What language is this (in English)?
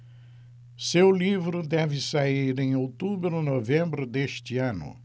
Portuguese